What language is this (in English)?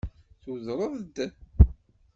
Kabyle